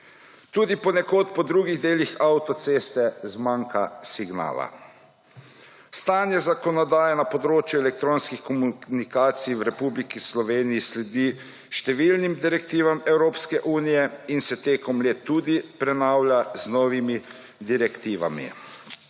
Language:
Slovenian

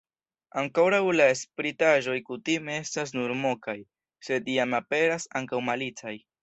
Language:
Esperanto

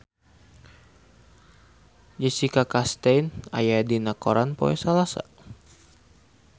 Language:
Sundanese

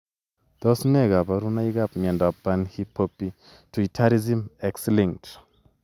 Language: Kalenjin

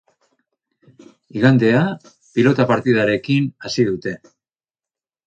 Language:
Basque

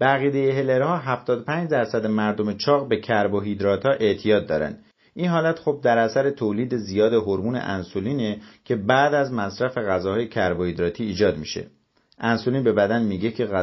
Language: Persian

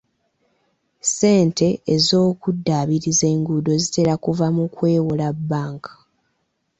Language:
Ganda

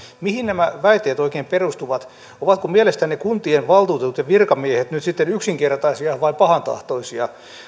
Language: Finnish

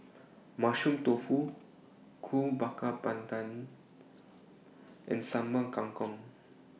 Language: English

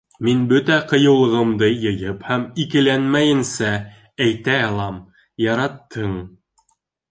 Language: Bashkir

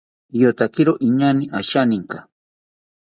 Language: South Ucayali Ashéninka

